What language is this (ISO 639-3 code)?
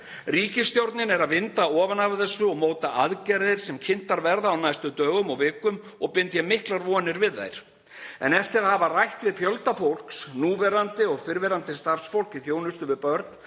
isl